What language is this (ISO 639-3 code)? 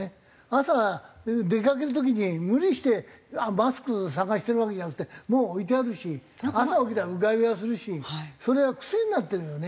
jpn